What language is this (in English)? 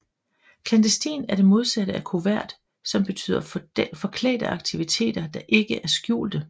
Danish